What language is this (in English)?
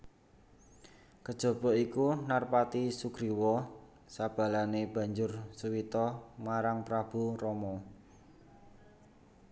Javanese